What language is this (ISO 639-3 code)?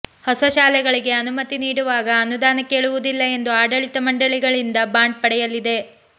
kan